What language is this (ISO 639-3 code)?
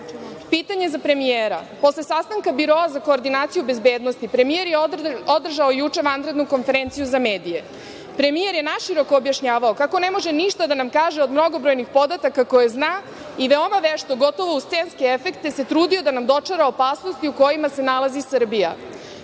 srp